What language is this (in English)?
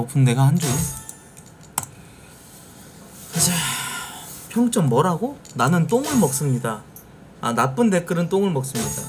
Korean